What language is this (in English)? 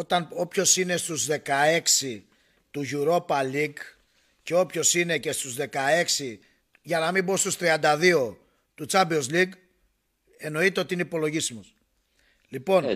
Greek